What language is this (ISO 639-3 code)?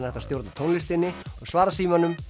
isl